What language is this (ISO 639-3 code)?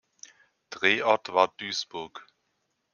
deu